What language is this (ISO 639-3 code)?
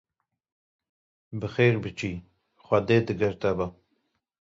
kur